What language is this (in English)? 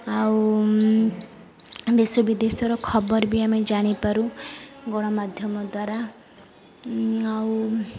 Odia